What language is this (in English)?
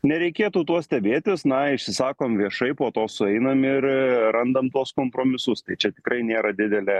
Lithuanian